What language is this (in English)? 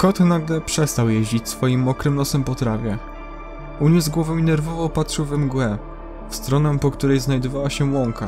Polish